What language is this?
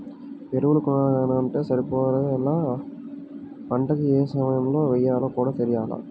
Telugu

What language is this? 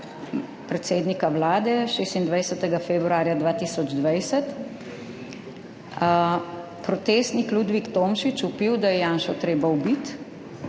Slovenian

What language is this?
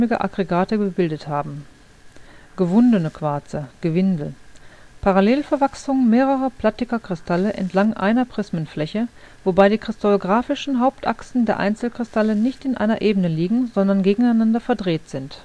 German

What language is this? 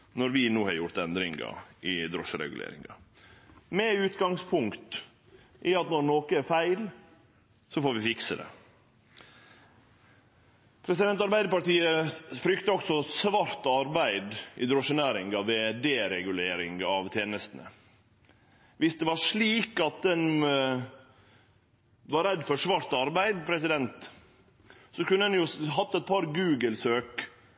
Norwegian Nynorsk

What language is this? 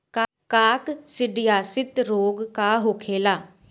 Bhojpuri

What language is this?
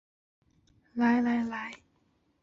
Chinese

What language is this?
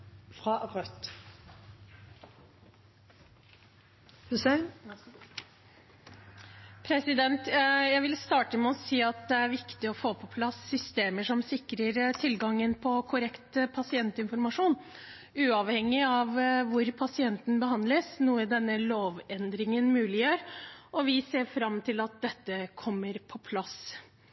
Norwegian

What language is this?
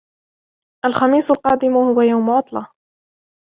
Arabic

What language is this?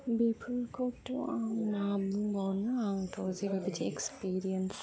Bodo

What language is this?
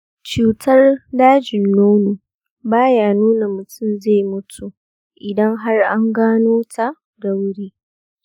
Hausa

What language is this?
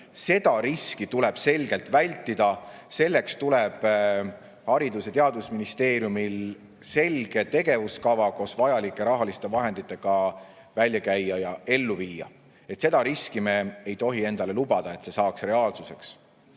Estonian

